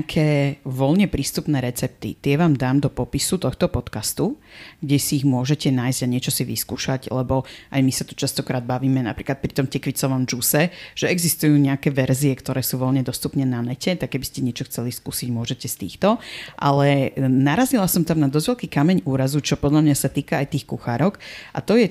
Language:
Slovak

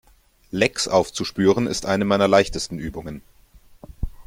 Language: German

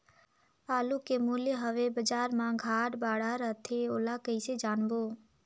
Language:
Chhattisgarhi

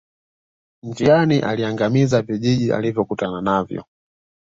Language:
Swahili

